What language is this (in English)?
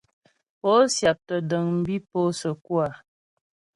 Ghomala